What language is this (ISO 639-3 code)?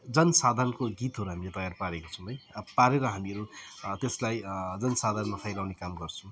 nep